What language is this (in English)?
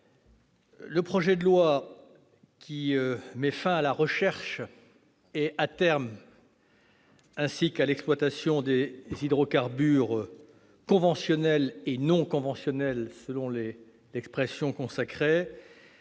French